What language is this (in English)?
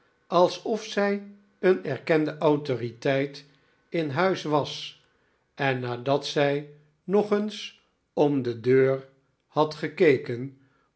Dutch